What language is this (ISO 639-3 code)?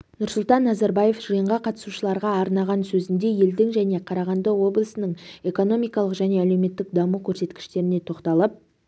kaz